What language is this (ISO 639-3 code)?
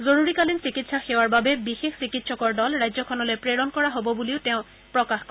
asm